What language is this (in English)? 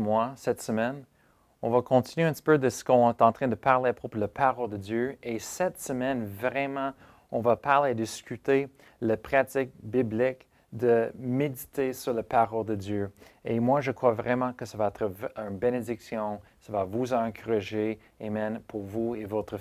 French